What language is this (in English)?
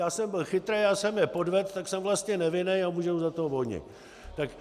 Czech